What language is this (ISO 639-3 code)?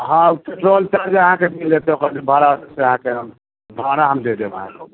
mai